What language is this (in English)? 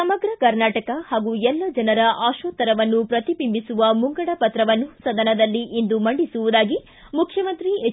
Kannada